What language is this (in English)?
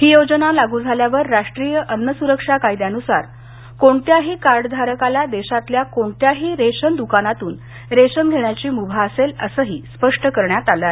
Marathi